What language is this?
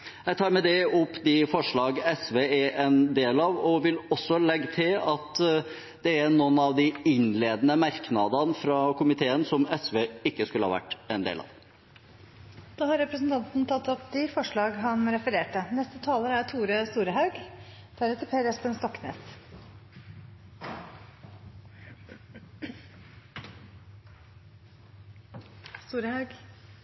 Norwegian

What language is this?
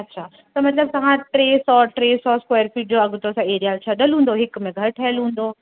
Sindhi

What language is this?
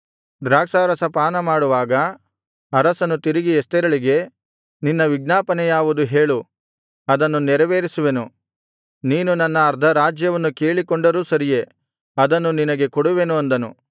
Kannada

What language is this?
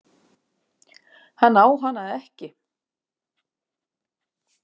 Icelandic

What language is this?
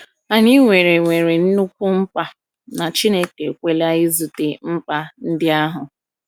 Igbo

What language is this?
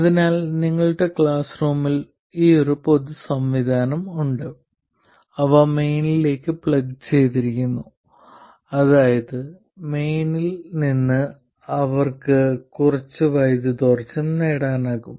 Malayalam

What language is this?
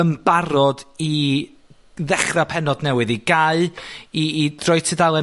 Welsh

